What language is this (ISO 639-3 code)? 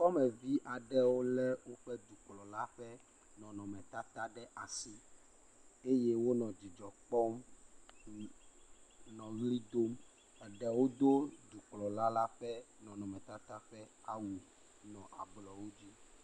ewe